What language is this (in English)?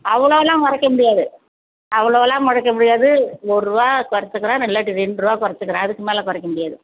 Tamil